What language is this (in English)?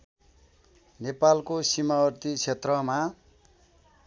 Nepali